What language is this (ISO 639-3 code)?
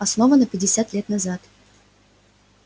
rus